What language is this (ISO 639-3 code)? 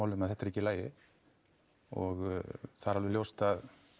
isl